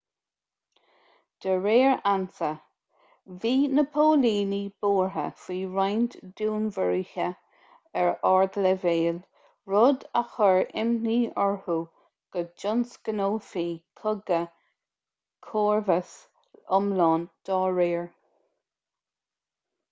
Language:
Irish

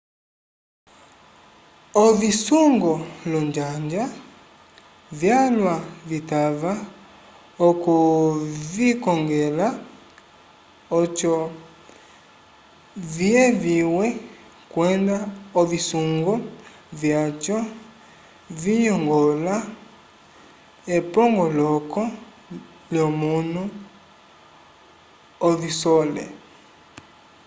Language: Umbundu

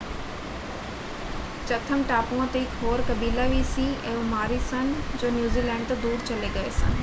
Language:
Punjabi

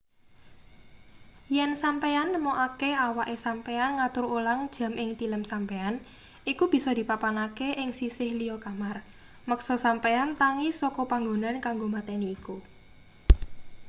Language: Javanese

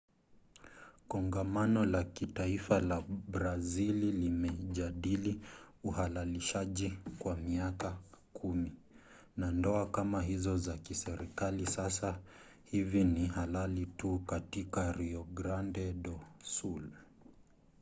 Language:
Swahili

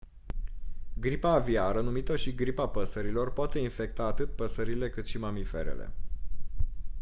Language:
Romanian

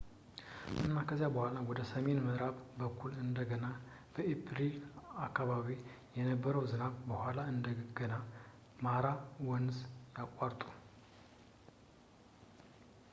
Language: Amharic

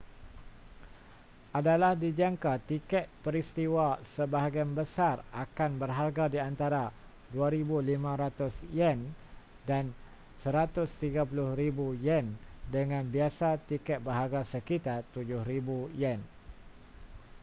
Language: Malay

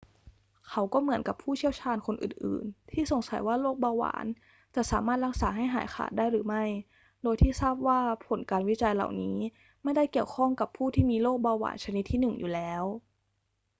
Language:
Thai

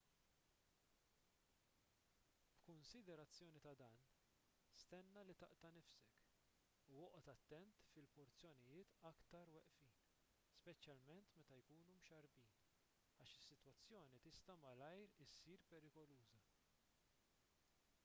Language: Maltese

